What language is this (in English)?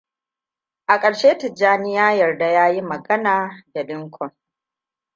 Hausa